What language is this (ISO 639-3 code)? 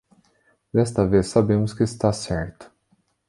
por